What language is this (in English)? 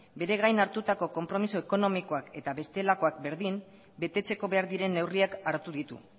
Basque